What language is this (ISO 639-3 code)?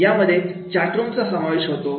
mar